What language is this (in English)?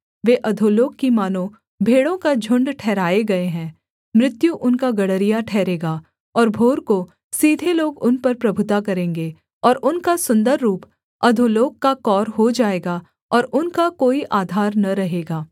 Hindi